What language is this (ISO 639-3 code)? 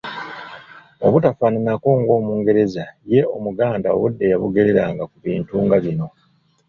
lug